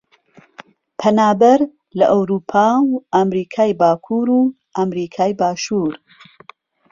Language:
Central Kurdish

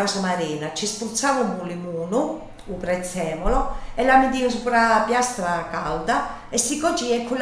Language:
Italian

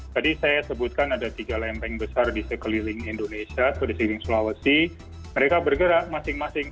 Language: Indonesian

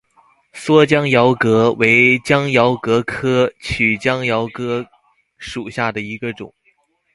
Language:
Chinese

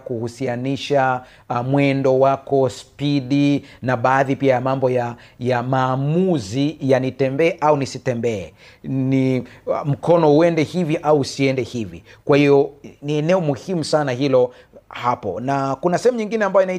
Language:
Swahili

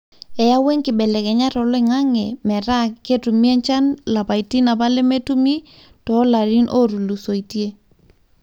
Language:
Masai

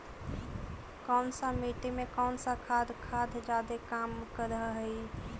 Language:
Magahi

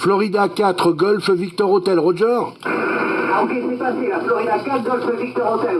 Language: French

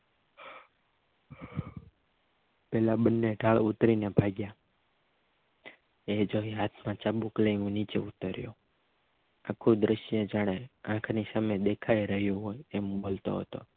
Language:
Gujarati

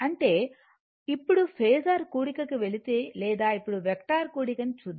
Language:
Telugu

